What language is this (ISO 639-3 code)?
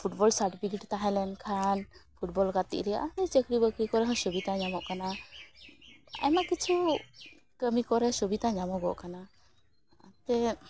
sat